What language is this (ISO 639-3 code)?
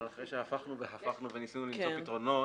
heb